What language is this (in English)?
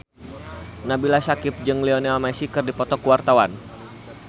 Sundanese